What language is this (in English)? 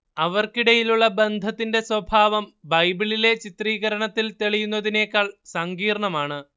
Malayalam